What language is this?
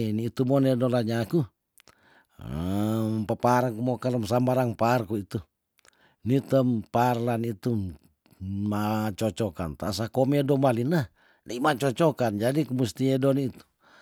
Tondano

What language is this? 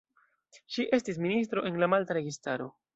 Esperanto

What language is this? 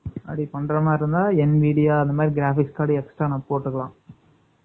Tamil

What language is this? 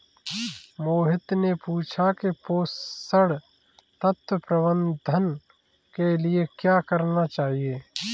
Hindi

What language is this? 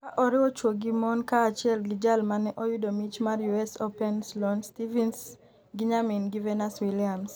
Luo (Kenya and Tanzania)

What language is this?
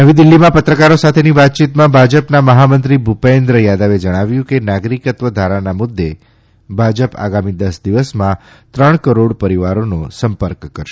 Gujarati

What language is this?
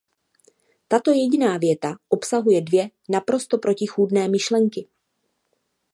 Czech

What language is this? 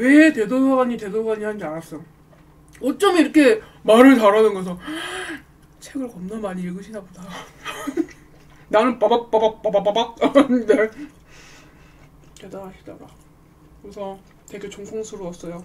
Korean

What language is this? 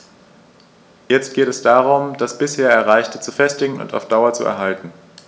German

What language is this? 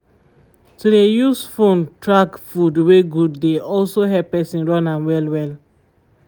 Nigerian Pidgin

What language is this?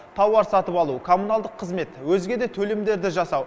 Kazakh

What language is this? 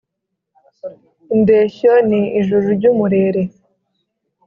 Kinyarwanda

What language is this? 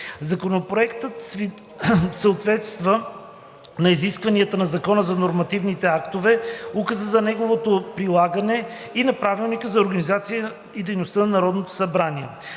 Bulgarian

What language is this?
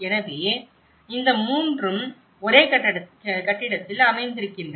Tamil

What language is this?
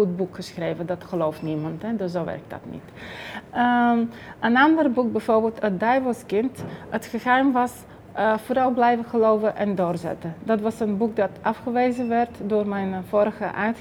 Dutch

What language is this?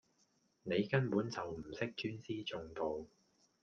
Cantonese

